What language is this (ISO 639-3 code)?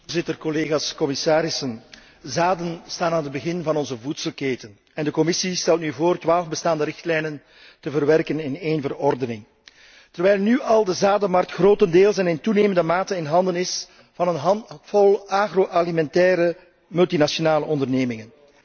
nld